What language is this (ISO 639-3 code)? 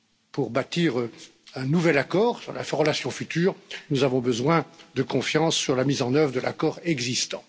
fra